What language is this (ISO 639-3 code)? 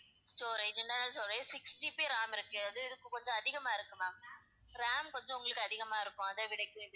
tam